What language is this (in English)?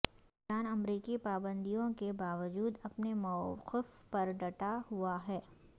Urdu